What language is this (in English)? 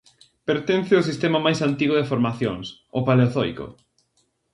Galician